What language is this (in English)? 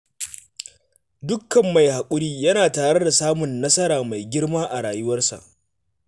Hausa